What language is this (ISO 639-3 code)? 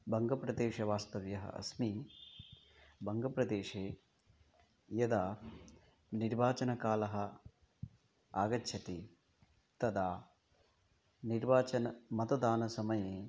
san